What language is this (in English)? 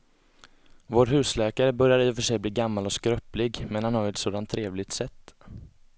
Swedish